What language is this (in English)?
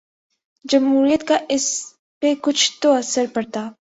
Urdu